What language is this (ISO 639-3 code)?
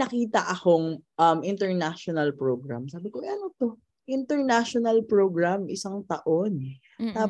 fil